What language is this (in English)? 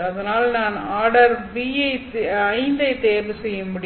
Tamil